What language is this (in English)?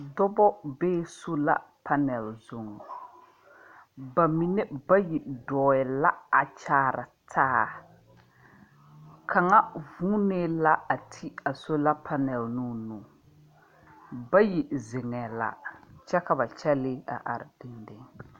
Southern Dagaare